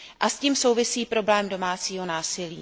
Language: Czech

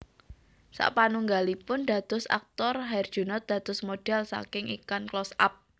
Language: Javanese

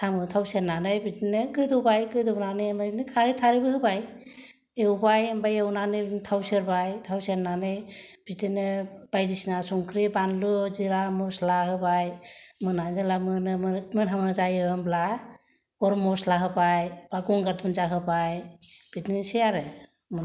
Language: Bodo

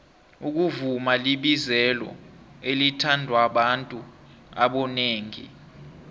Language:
South Ndebele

